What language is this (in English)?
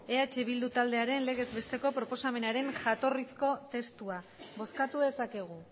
Basque